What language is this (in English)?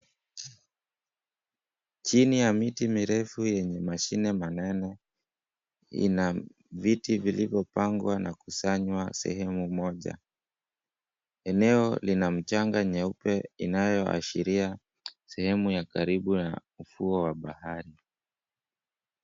Swahili